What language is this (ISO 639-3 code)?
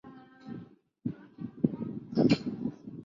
zho